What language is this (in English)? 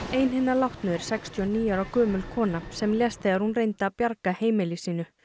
Icelandic